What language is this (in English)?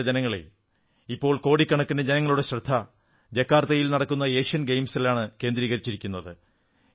Malayalam